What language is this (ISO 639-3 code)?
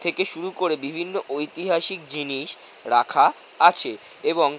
ben